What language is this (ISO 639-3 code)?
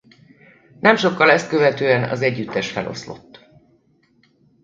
hun